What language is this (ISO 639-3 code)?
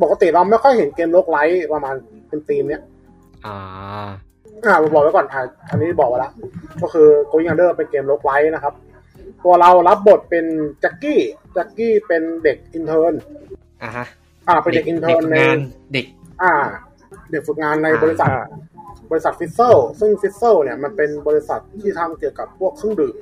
tha